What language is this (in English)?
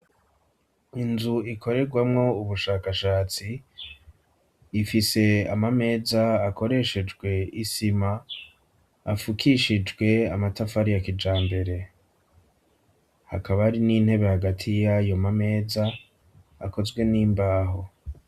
Rundi